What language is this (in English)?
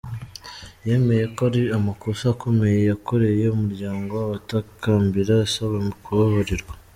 Kinyarwanda